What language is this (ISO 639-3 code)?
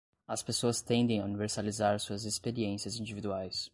por